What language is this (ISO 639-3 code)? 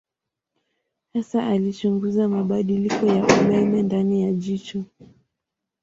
swa